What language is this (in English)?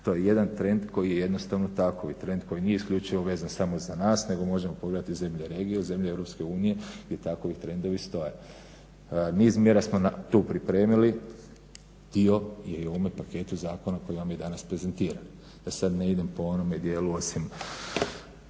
Croatian